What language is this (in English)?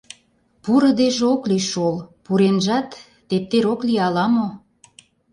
Mari